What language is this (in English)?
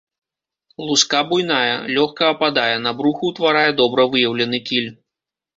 Belarusian